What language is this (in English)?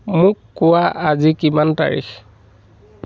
Assamese